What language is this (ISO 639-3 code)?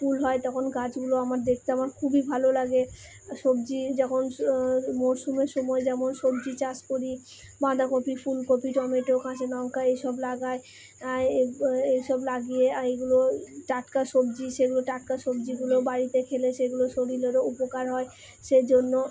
ben